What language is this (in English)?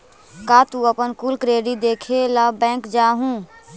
Magahi